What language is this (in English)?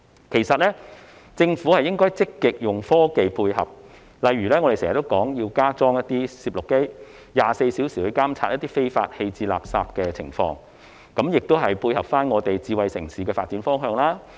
Cantonese